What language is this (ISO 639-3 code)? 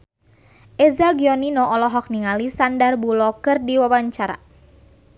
sun